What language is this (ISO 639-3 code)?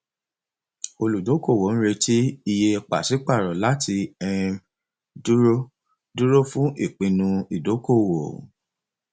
yor